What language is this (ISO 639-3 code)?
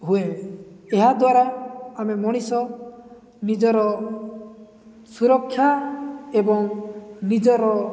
ori